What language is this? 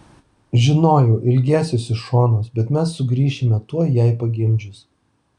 Lithuanian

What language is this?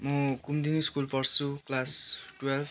Nepali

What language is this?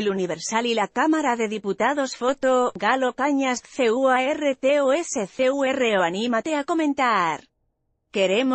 Spanish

